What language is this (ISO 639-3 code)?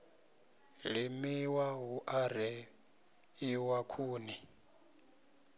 ven